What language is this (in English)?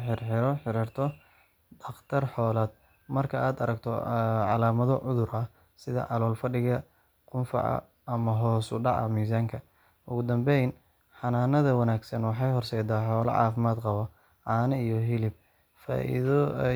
Somali